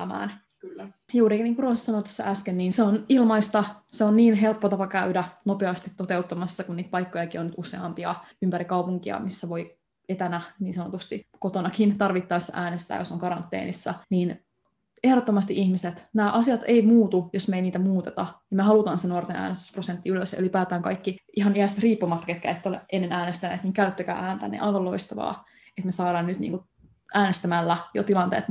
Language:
Finnish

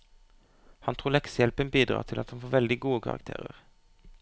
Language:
Norwegian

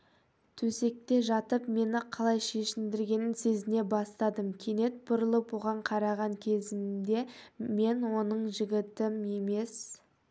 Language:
Kazakh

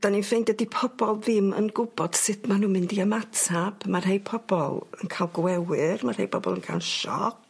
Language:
Welsh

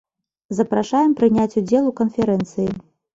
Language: Belarusian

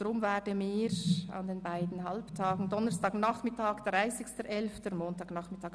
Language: Swiss German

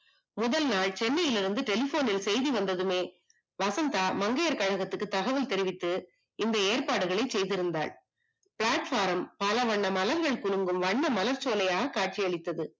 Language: Tamil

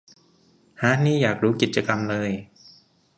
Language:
Thai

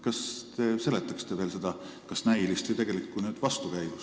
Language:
Estonian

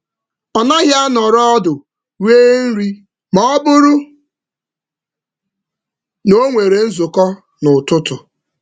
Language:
Igbo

